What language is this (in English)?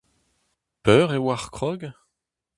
Breton